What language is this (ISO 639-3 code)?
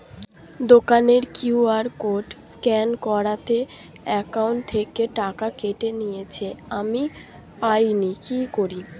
ben